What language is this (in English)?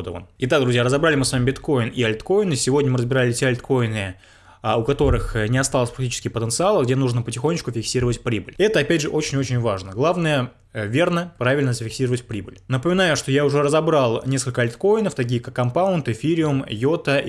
Russian